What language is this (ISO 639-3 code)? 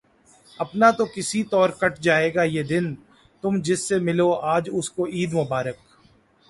urd